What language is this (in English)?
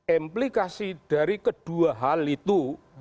Indonesian